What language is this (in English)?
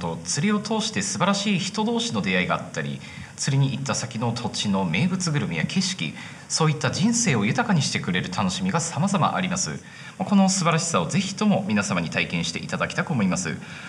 Japanese